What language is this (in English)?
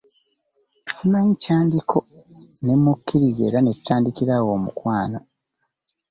Ganda